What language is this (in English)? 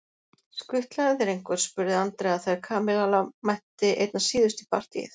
Icelandic